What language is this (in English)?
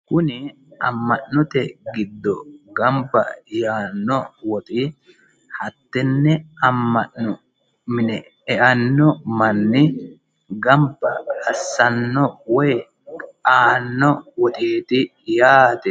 Sidamo